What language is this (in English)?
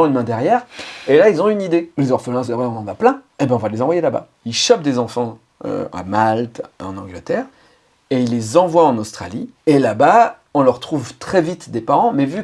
French